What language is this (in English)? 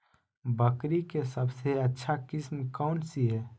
Magahi